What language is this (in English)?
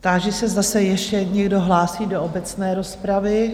Czech